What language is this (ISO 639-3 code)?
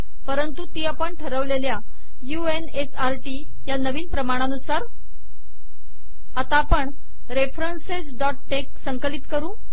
mar